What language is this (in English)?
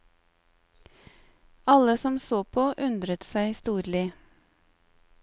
Norwegian